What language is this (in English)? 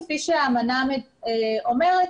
Hebrew